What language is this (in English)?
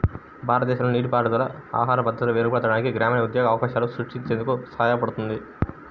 Telugu